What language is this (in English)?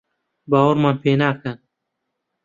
Central Kurdish